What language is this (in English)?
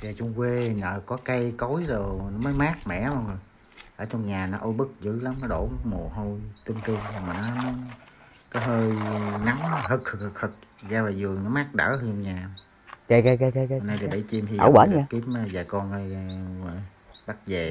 Vietnamese